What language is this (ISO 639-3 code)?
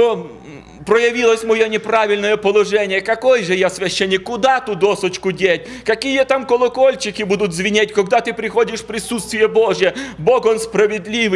rus